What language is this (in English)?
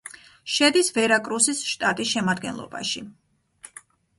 Georgian